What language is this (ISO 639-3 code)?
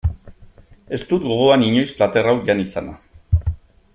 eus